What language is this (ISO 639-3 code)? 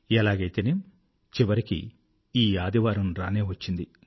tel